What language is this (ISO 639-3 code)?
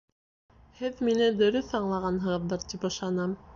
bak